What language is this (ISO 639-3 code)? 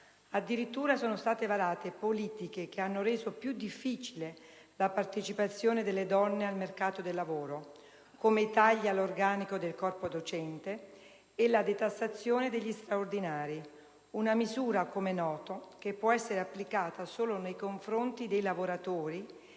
ita